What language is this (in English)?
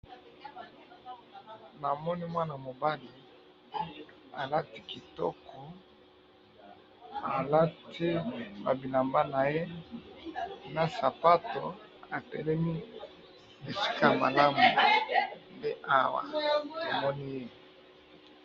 Lingala